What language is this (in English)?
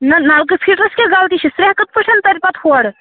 Kashmiri